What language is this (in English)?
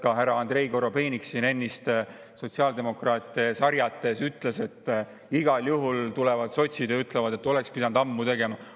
Estonian